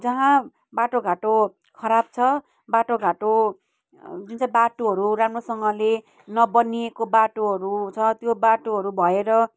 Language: Nepali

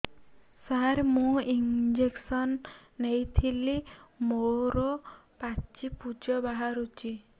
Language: Odia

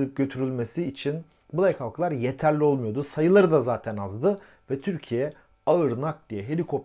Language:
Turkish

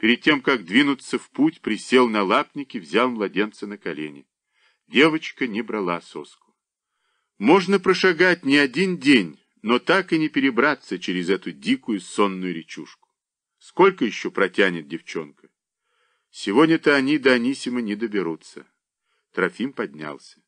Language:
Russian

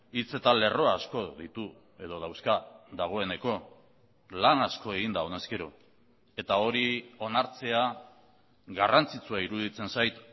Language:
Basque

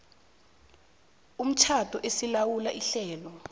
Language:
South Ndebele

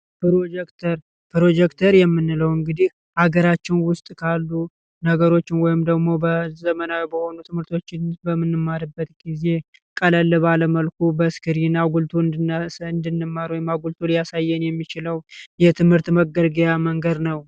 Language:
Amharic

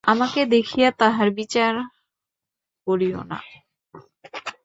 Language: Bangla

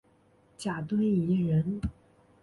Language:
Chinese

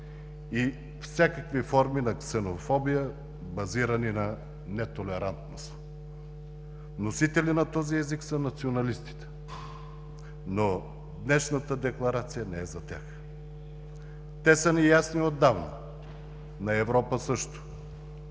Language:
Bulgarian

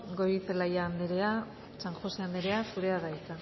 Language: Basque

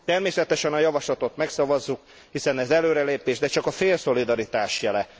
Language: Hungarian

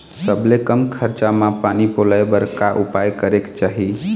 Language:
Chhattisgarhi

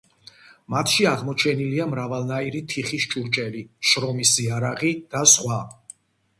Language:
Georgian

